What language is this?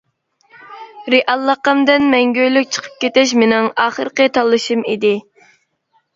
Uyghur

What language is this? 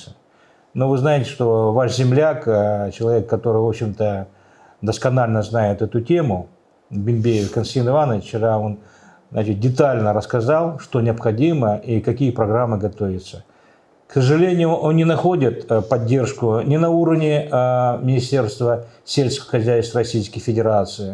Russian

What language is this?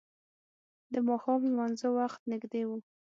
Pashto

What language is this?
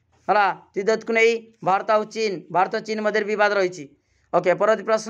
Indonesian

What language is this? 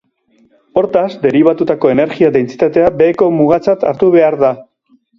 Basque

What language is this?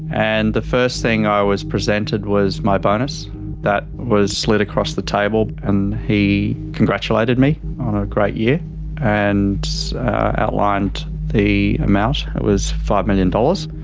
English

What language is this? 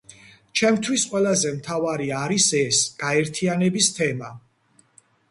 Georgian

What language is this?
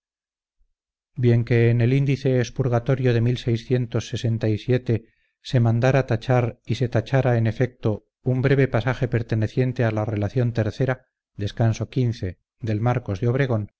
Spanish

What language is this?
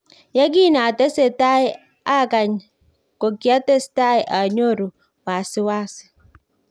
Kalenjin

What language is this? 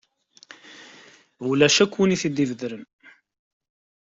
Kabyle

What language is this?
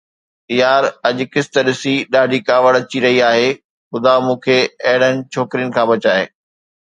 Sindhi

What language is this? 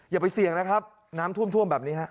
Thai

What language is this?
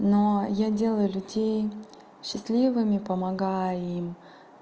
Russian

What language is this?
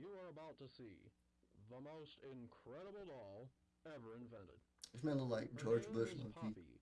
English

